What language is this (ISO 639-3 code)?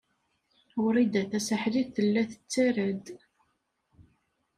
kab